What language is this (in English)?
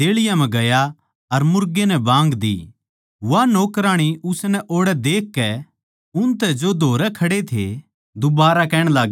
Haryanvi